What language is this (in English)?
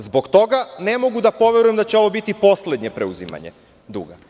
Serbian